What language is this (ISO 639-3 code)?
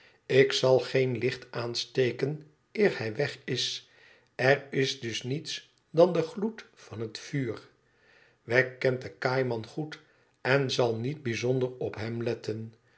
nld